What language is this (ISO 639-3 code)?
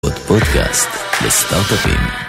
heb